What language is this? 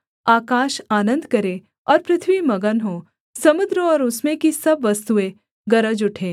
Hindi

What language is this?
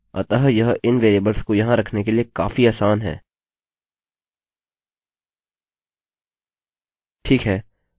Hindi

